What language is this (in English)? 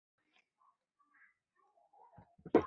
Chinese